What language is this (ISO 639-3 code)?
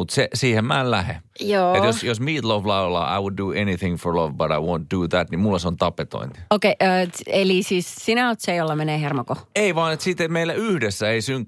fin